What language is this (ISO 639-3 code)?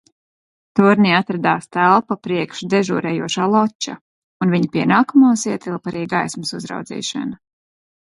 lav